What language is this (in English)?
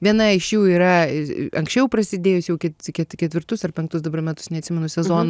Lithuanian